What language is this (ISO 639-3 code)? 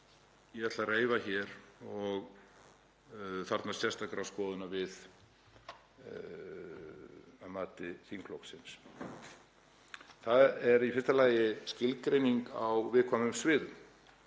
isl